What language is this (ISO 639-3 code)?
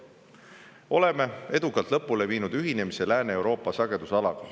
est